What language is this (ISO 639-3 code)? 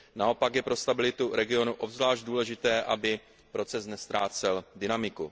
ces